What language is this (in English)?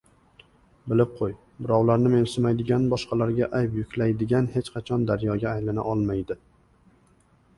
Uzbek